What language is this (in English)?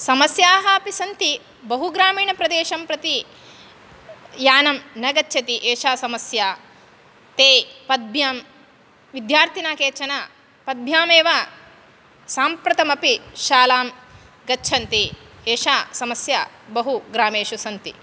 Sanskrit